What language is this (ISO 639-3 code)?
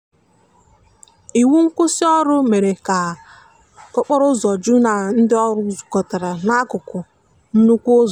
ibo